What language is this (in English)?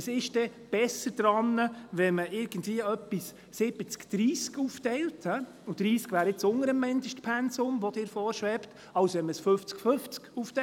Swiss German